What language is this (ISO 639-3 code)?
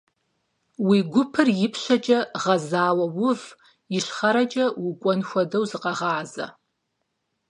kbd